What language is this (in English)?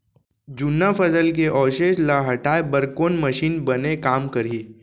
Chhattisgarhi